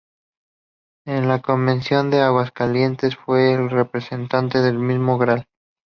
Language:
Spanish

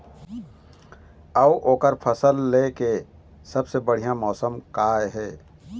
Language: Chhattisgarhi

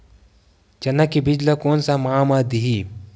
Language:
Chhattisgarhi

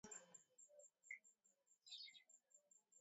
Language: Swahili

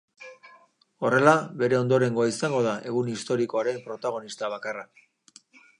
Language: Basque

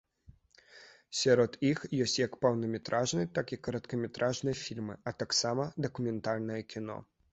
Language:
Belarusian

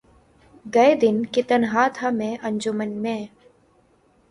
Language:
Urdu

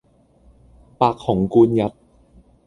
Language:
Cantonese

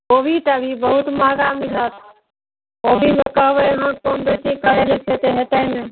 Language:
Maithili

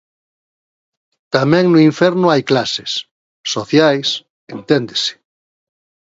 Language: Galician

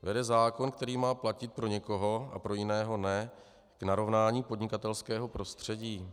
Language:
Czech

